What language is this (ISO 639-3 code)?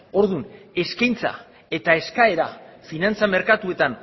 eus